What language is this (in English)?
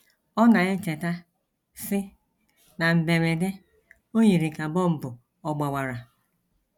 Igbo